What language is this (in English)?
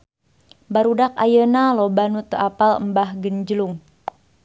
Sundanese